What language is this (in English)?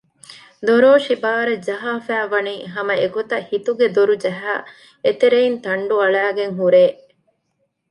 Divehi